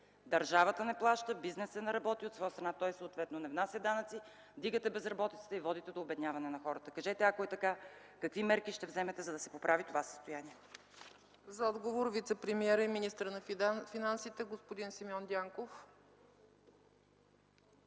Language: Bulgarian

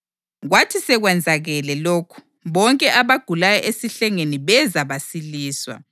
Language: North Ndebele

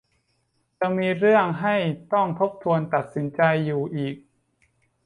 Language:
Thai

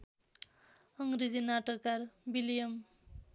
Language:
Nepali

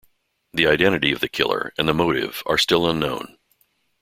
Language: English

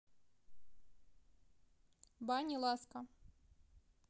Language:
Russian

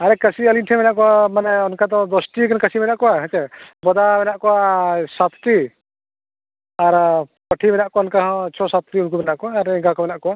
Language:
Santali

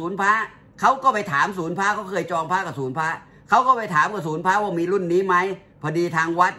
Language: Thai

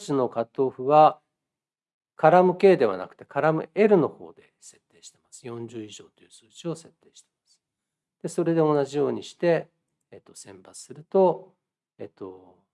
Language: Japanese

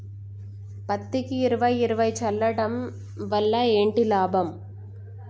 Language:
Telugu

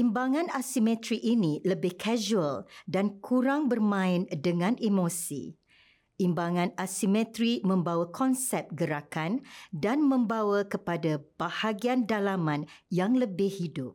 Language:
Malay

